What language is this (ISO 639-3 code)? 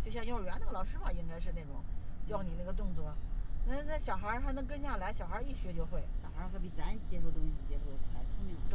zho